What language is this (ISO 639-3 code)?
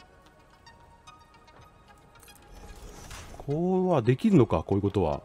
jpn